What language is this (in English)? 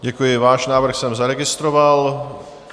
Czech